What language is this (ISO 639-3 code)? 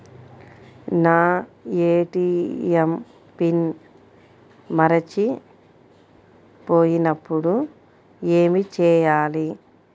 tel